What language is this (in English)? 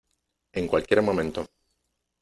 Spanish